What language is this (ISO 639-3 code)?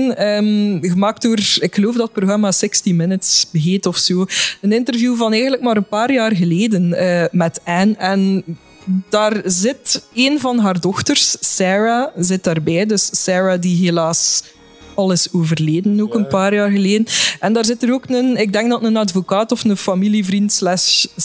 nld